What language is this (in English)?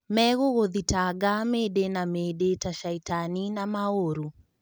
Kikuyu